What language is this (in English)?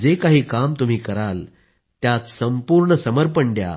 Marathi